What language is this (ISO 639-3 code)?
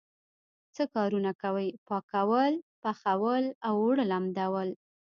pus